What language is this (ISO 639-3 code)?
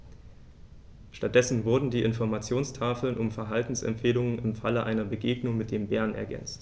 deu